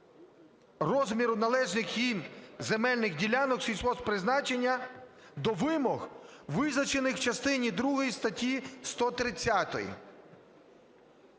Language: Ukrainian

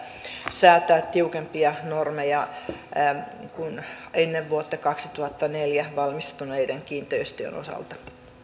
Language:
Finnish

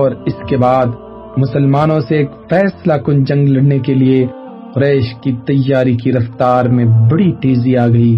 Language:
Urdu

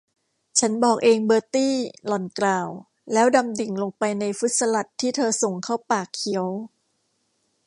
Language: Thai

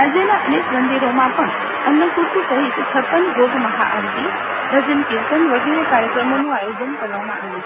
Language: Gujarati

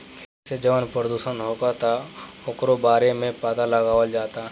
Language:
Bhojpuri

